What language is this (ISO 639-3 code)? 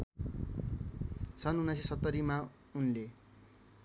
nep